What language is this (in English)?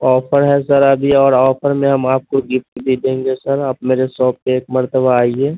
Urdu